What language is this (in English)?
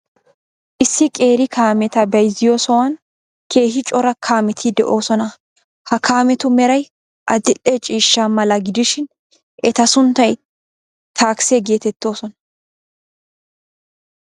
Wolaytta